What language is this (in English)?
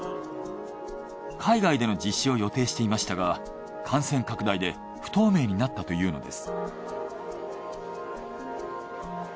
Japanese